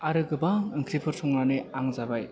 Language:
Bodo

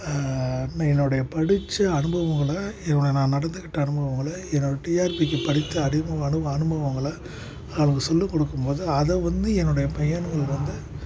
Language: Tamil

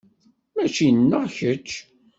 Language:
Kabyle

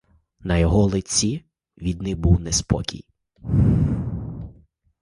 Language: Ukrainian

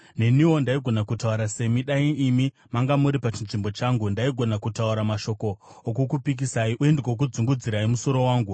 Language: Shona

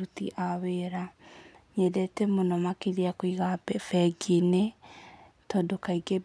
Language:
Kikuyu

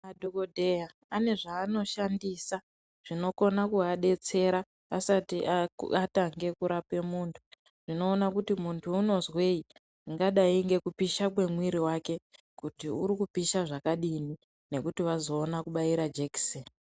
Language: Ndau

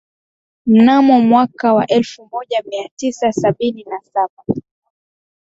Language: Swahili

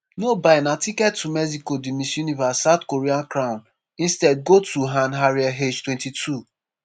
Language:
Nigerian Pidgin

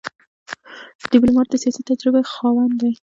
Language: Pashto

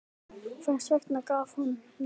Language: Icelandic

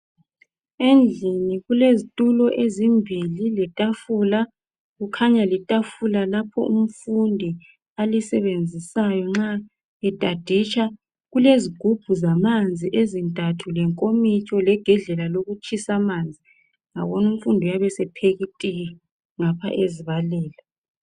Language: North Ndebele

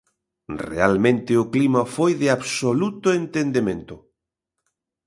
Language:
Galician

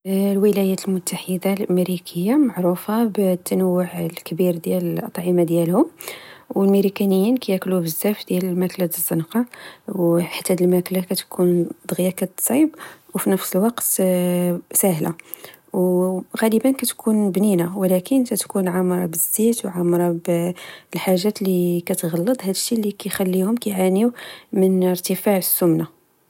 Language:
Moroccan Arabic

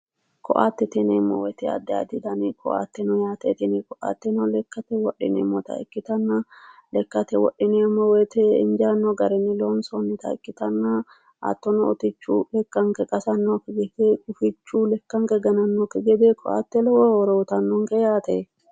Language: Sidamo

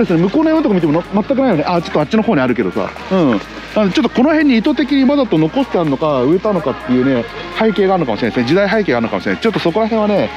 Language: Japanese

